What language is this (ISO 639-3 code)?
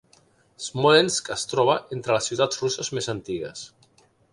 cat